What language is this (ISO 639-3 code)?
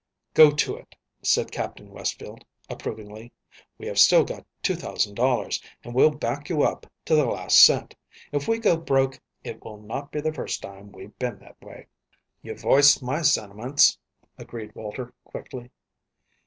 eng